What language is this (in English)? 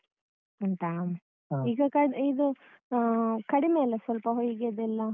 Kannada